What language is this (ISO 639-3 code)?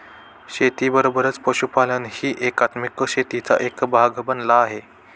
mar